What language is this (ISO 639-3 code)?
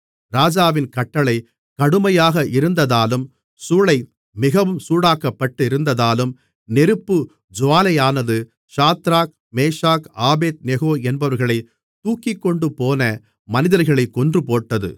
tam